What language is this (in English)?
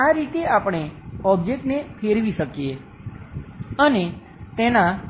Gujarati